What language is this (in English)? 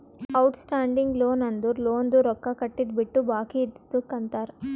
Kannada